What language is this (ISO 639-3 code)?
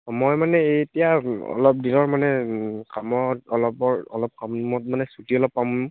asm